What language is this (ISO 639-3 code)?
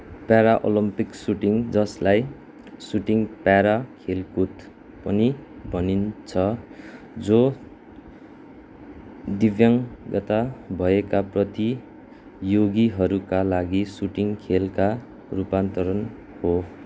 nep